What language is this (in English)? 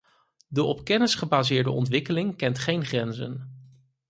Dutch